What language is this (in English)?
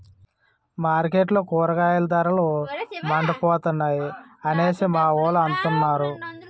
Telugu